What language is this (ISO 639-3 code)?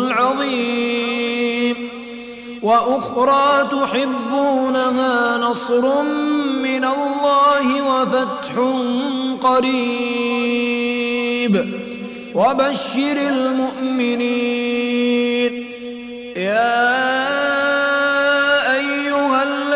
ara